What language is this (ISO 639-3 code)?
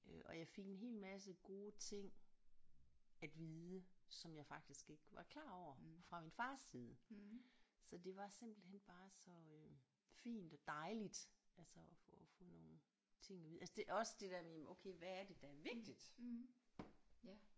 dan